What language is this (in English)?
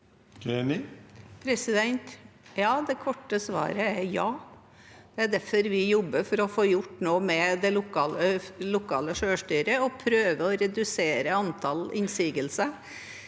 Norwegian